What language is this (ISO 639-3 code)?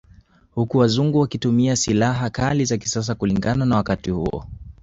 swa